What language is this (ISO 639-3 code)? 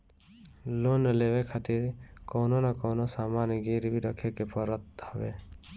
bho